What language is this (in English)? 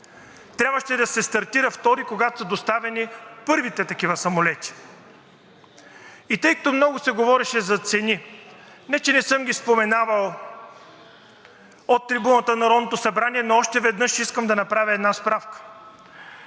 Bulgarian